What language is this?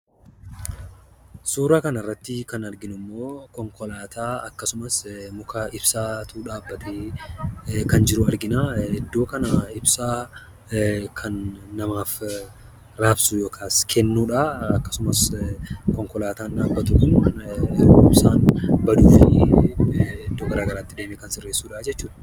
Oromo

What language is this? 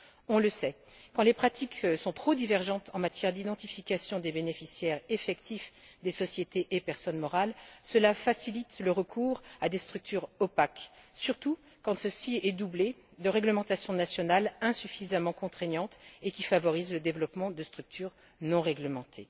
French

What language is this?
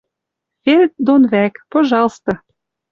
Western Mari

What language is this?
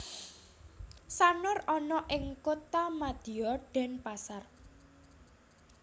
Javanese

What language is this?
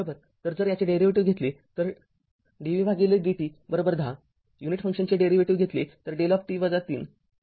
Marathi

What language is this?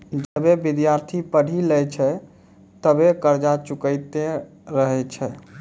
Maithili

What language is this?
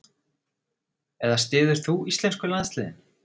Icelandic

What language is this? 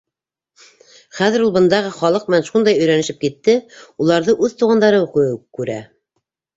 Bashkir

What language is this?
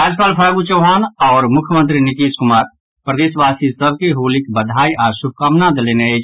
Maithili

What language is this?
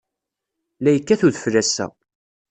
Kabyle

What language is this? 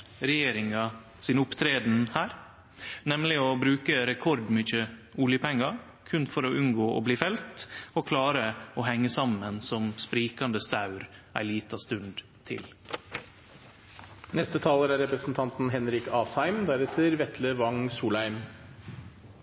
Norwegian Nynorsk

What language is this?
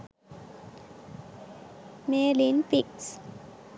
Sinhala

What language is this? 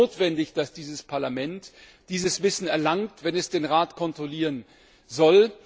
German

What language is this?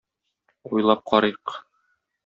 Tatar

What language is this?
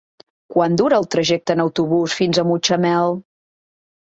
Catalan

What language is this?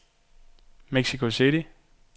Danish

